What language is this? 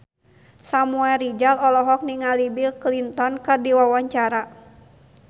Sundanese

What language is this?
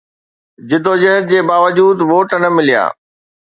Sindhi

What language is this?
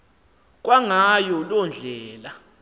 Xhosa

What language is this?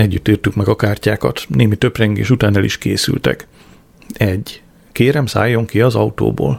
Hungarian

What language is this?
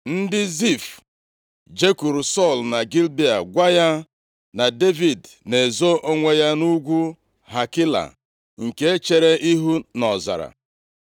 Igbo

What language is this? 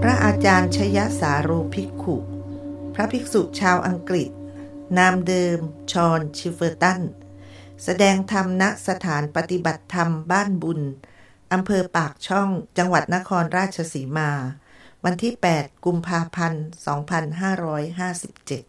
Thai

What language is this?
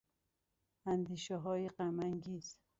Persian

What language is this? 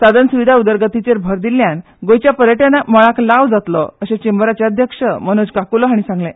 Konkani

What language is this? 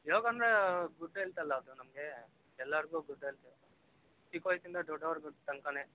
Kannada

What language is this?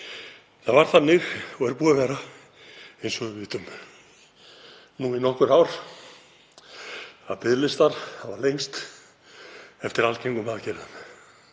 Icelandic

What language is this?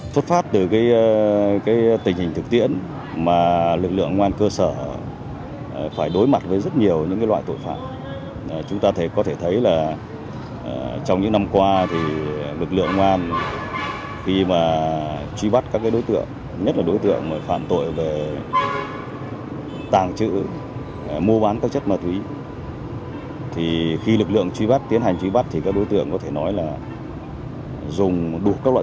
Vietnamese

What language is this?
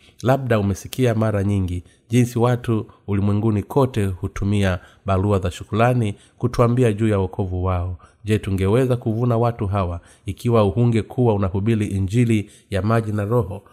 Swahili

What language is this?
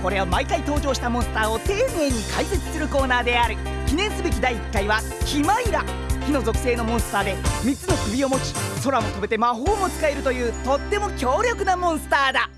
Japanese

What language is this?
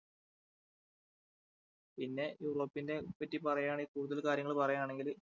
Malayalam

